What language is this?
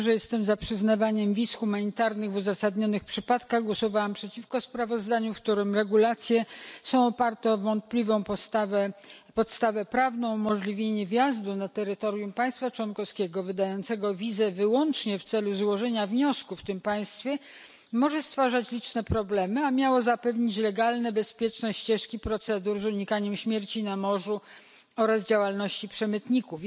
Polish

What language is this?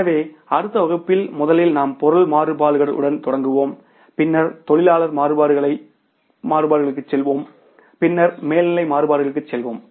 Tamil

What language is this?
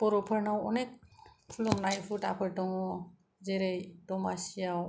Bodo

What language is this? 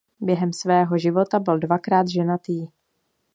Czech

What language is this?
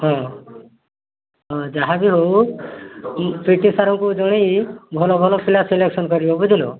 Odia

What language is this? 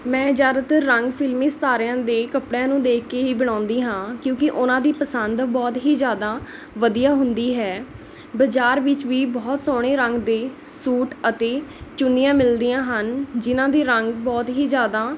Punjabi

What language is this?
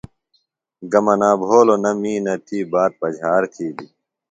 Phalura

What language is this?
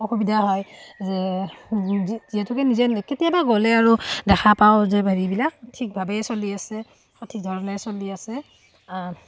Assamese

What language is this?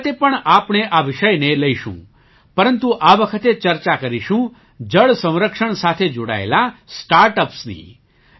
Gujarati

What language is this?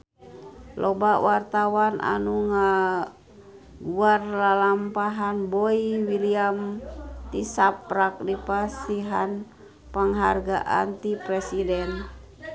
Sundanese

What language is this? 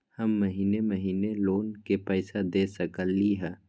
Magahi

